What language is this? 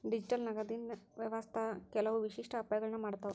Kannada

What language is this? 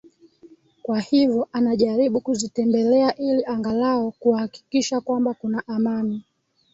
Swahili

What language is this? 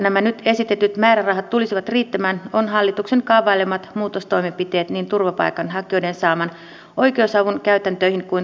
Finnish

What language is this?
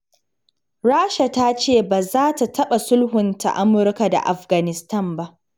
Hausa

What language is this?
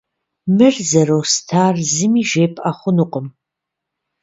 Kabardian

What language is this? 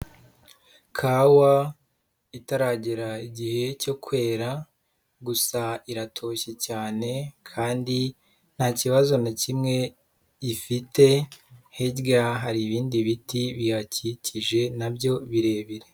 Kinyarwanda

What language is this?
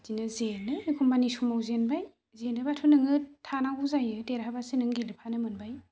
Bodo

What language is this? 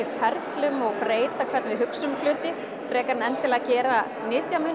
Icelandic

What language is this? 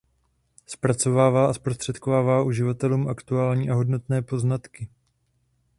Czech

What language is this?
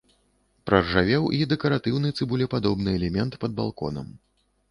Belarusian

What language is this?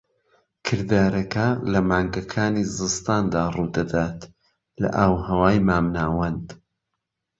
Central Kurdish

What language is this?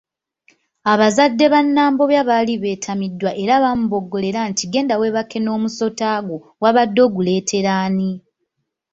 Ganda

